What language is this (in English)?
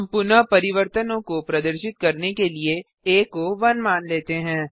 Hindi